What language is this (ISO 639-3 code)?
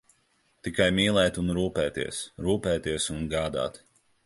lav